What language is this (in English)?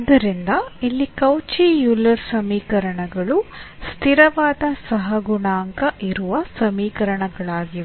Kannada